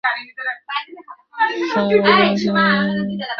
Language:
Bangla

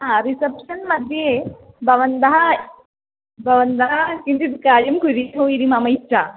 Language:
Sanskrit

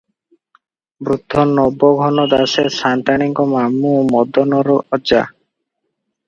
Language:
Odia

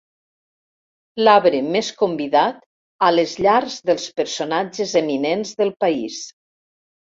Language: Catalan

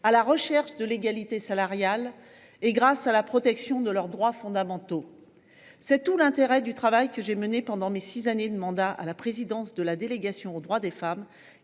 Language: French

